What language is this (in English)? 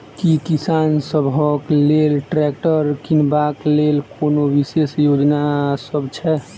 Maithili